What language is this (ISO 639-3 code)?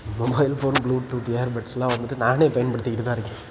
tam